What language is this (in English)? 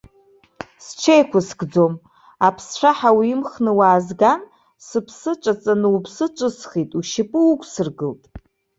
Abkhazian